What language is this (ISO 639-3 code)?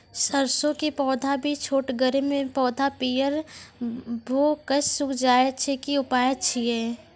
mai